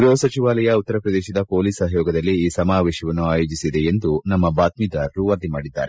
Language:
Kannada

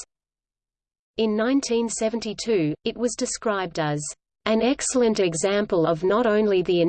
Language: English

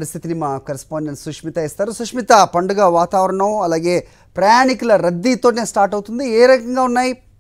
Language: Telugu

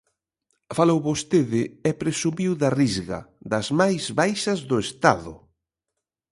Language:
Galician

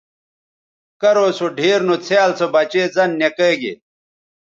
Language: Bateri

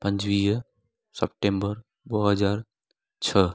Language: Sindhi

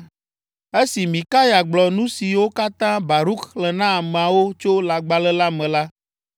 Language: Ewe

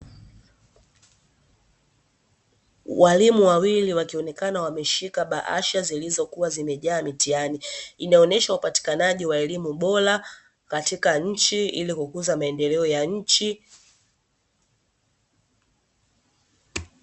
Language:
Swahili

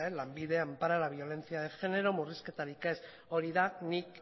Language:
Basque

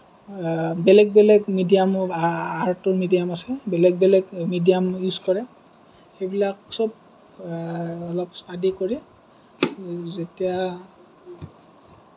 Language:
Assamese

